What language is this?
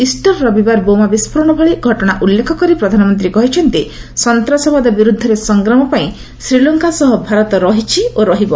Odia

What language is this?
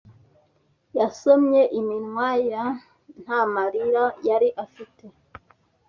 Kinyarwanda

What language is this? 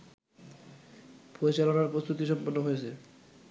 Bangla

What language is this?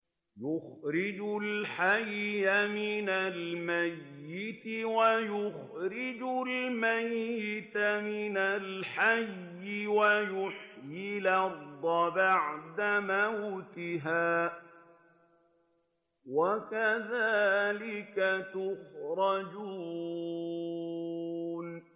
Arabic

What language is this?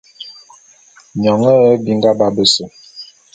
Bulu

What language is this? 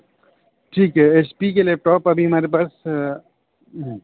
Urdu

